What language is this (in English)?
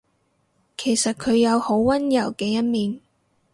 Cantonese